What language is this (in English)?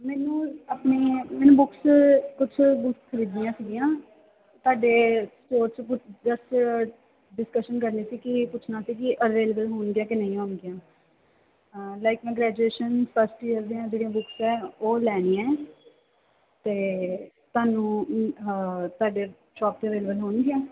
Punjabi